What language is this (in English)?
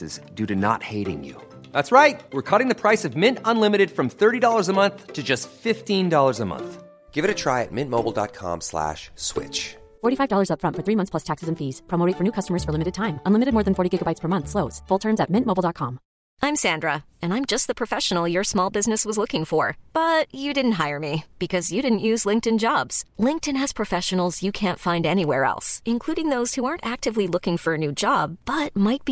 Filipino